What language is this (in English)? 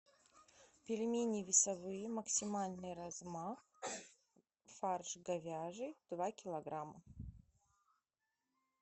Russian